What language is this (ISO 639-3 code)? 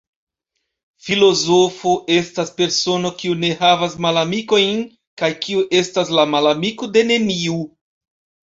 epo